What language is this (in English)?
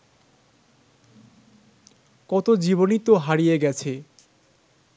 Bangla